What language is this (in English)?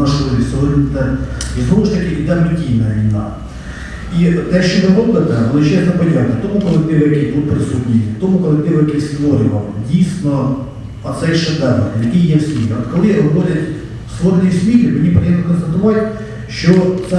Ukrainian